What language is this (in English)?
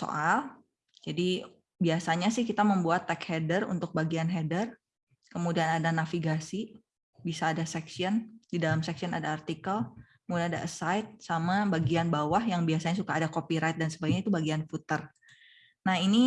Indonesian